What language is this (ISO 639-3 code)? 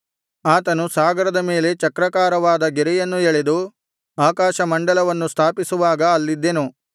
kan